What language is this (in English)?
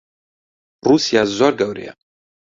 Central Kurdish